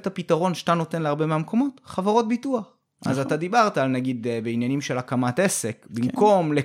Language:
Hebrew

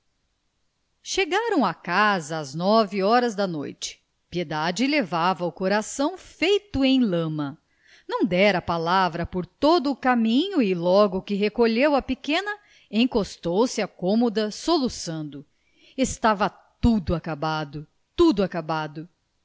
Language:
Portuguese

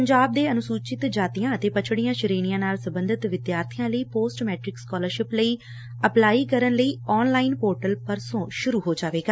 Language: Punjabi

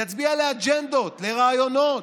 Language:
Hebrew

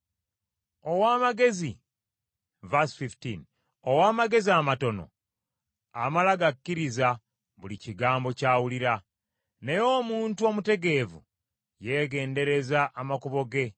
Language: Ganda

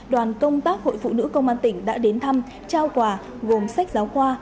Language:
Vietnamese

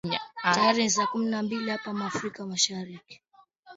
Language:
Swahili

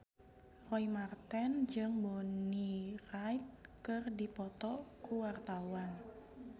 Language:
Sundanese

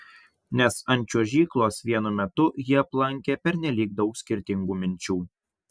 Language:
Lithuanian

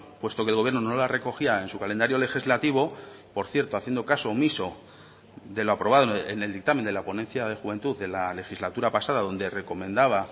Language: Spanish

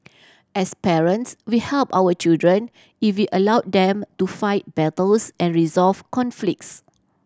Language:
English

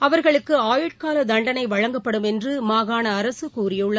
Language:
Tamil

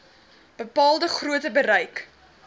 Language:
Afrikaans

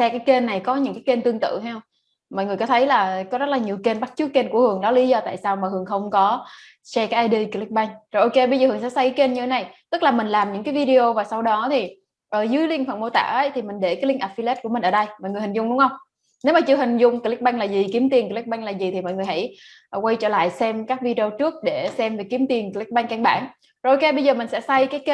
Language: Vietnamese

